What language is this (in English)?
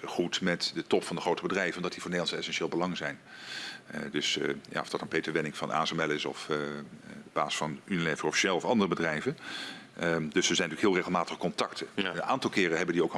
Dutch